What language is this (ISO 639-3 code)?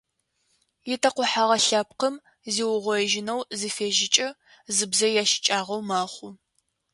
ady